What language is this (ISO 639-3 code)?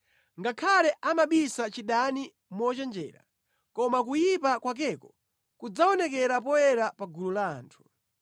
nya